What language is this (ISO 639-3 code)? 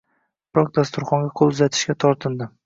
uzb